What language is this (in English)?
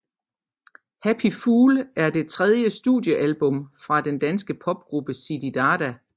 Danish